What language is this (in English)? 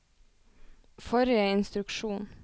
Norwegian